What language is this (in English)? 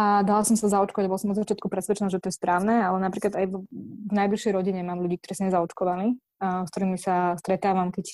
Slovak